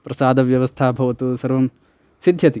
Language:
Sanskrit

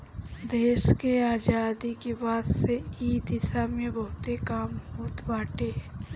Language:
Bhojpuri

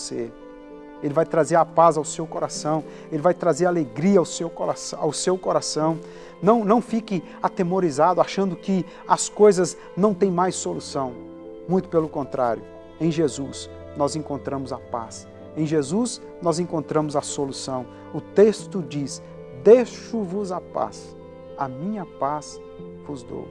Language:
Portuguese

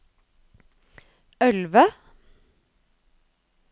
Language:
Norwegian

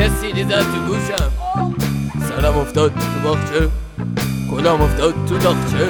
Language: Persian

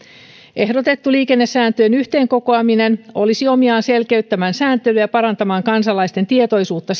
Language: Finnish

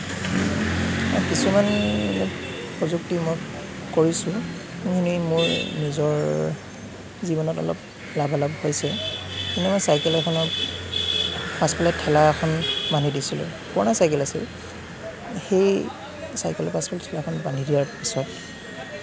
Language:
Assamese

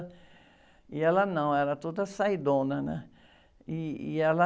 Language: Portuguese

